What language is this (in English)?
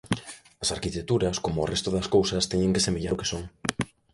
Galician